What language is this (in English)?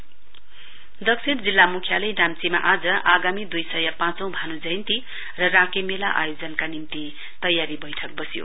Nepali